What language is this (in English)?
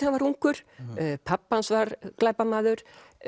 Icelandic